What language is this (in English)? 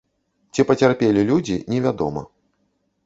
Belarusian